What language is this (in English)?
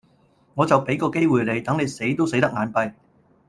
Cantonese